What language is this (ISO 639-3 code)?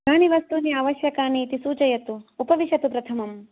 san